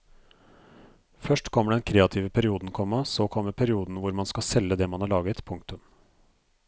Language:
Norwegian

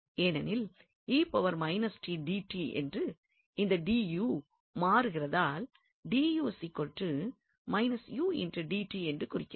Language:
Tamil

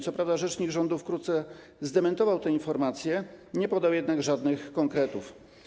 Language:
Polish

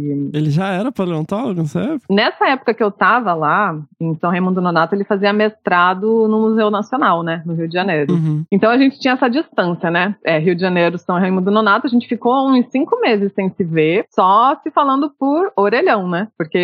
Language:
Portuguese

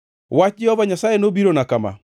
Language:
Luo (Kenya and Tanzania)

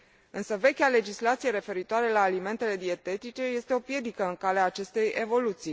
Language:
Romanian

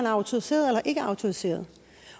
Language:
Danish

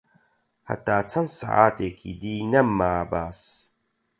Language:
Central Kurdish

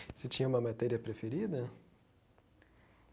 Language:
Portuguese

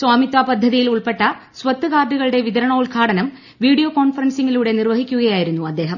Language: Malayalam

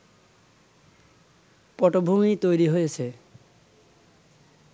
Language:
Bangla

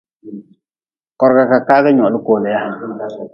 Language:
Nawdm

